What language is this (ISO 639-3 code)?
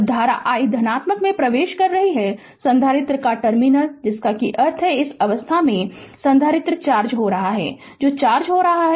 hin